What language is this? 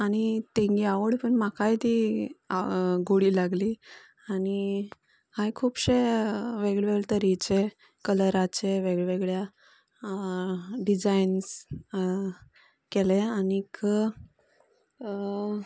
Konkani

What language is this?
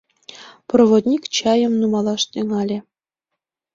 Mari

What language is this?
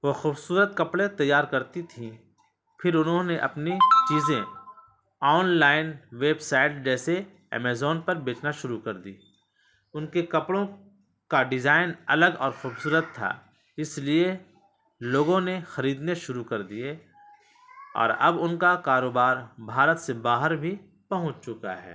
Urdu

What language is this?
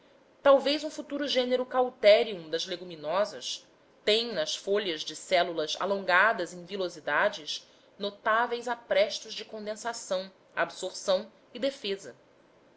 Portuguese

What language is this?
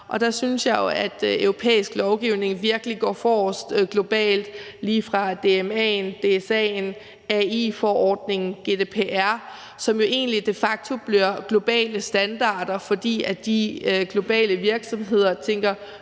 Danish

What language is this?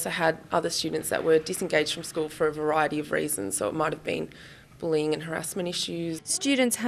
English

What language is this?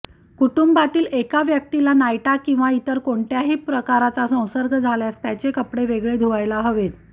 Marathi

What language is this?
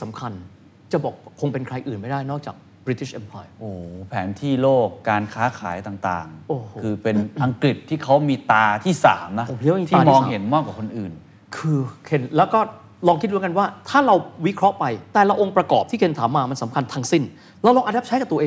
Thai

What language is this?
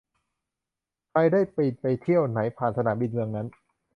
Thai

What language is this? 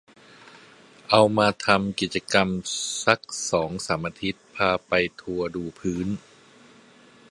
Thai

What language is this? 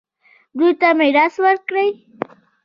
Pashto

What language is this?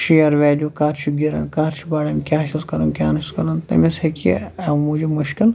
Kashmiri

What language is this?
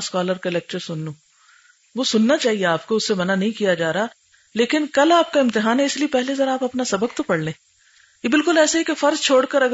Urdu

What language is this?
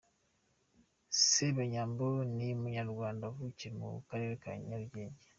Kinyarwanda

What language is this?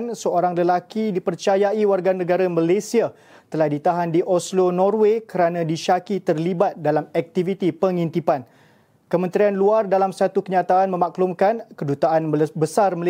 Malay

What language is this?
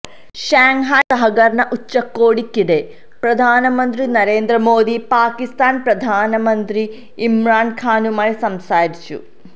Malayalam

